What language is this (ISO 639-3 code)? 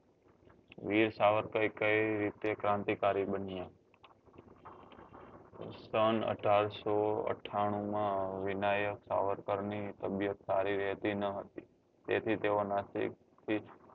guj